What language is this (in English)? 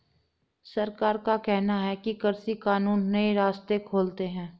Hindi